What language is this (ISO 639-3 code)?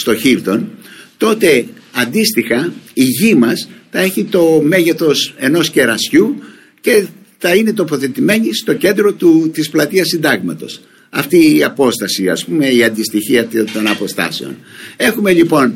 ell